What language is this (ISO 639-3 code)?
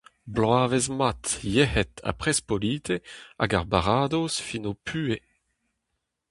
bre